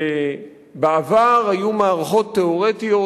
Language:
Hebrew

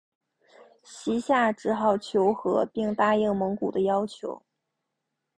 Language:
Chinese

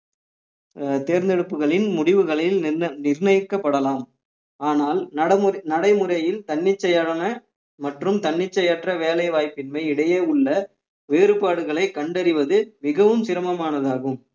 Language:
Tamil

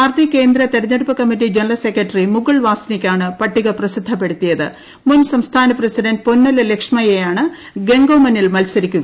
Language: Malayalam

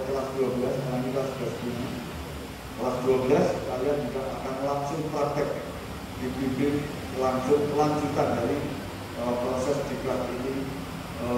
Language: Indonesian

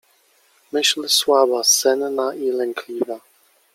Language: Polish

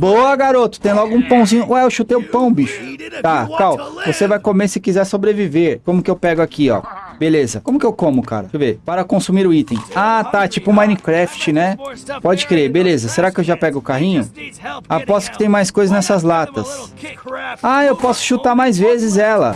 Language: Portuguese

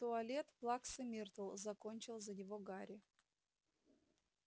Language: Russian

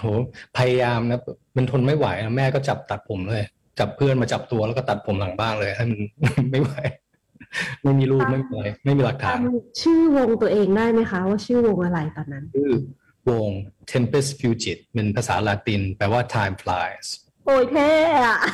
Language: Thai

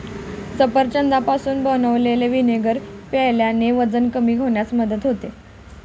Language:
Marathi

